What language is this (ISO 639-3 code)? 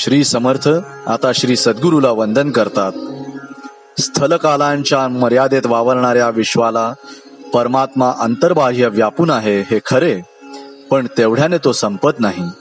hin